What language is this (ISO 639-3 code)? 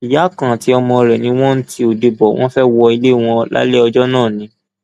yor